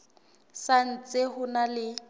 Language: Southern Sotho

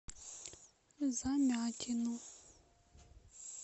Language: Russian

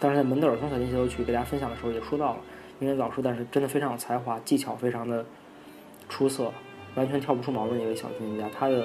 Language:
Chinese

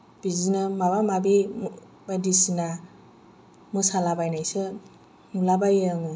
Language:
Bodo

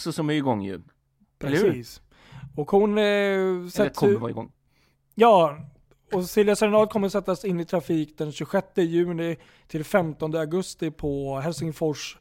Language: Swedish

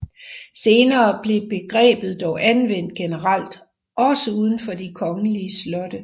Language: Danish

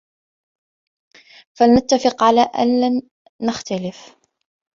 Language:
Arabic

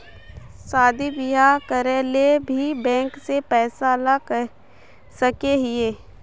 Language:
Magahi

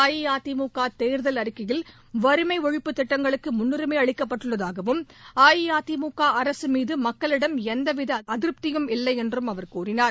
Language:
Tamil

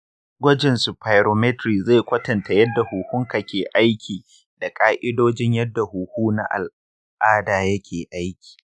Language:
Hausa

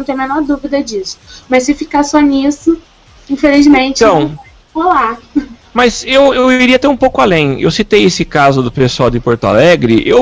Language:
Portuguese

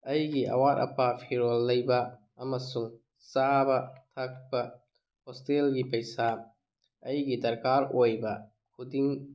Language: Manipuri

